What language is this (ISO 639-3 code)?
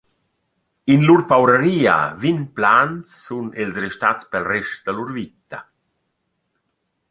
roh